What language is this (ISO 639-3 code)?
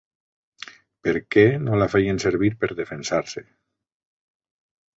cat